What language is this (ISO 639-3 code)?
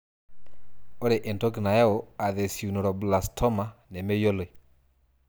mas